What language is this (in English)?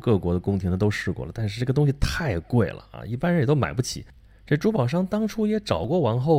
Chinese